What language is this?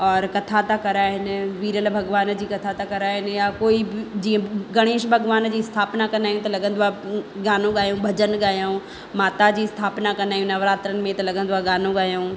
Sindhi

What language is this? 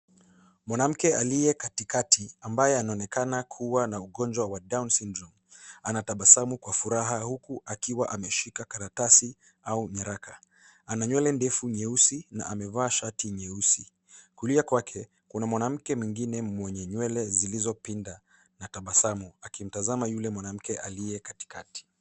Swahili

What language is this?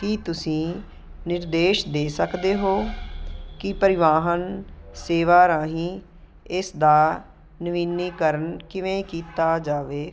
Punjabi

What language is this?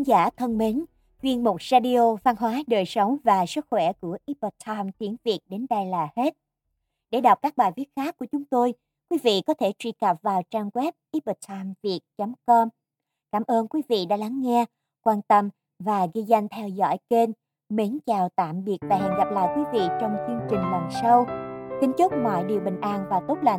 Vietnamese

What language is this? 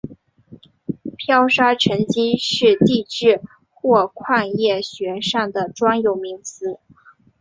Chinese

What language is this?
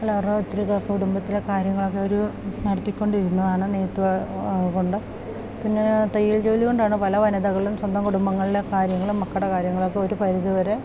Malayalam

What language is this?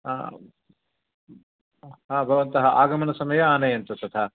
Sanskrit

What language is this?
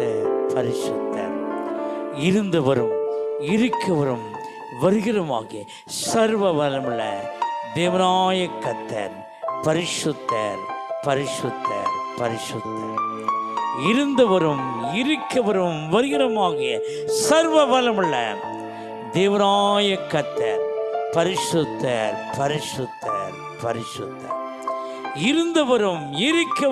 Tamil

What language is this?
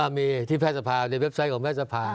Thai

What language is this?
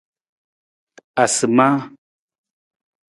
Nawdm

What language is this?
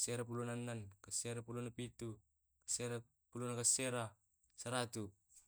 Tae'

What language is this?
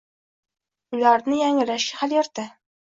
Uzbek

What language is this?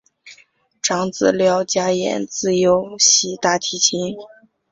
Chinese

